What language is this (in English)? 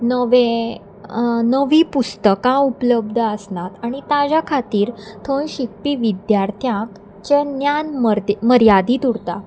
Konkani